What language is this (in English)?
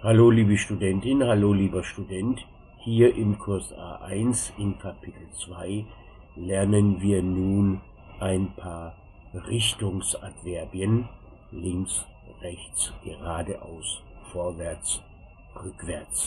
German